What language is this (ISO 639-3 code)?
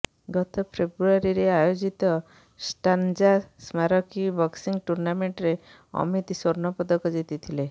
ori